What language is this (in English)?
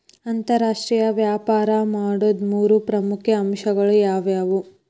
Kannada